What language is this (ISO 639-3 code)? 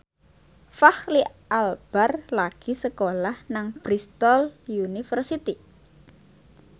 jav